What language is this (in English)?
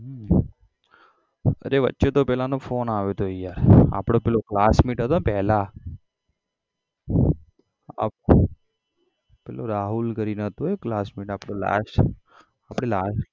Gujarati